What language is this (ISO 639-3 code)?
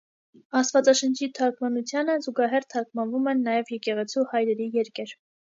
hye